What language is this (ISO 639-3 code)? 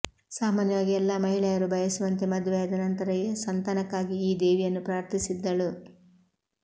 kan